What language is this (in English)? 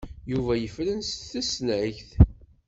Kabyle